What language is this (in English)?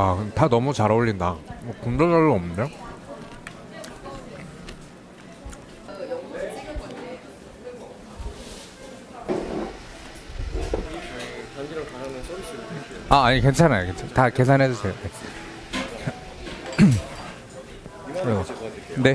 Korean